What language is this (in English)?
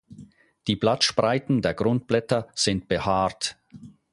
German